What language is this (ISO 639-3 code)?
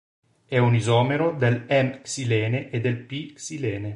ita